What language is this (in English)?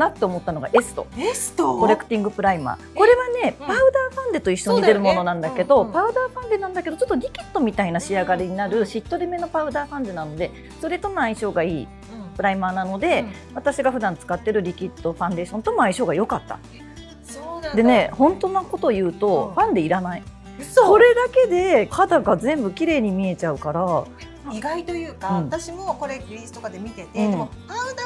Japanese